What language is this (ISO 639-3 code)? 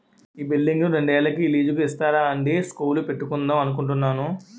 tel